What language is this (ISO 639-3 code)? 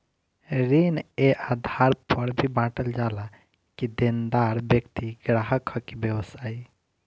bho